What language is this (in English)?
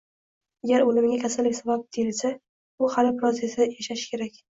Uzbek